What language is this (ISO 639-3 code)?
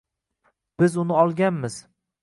uzb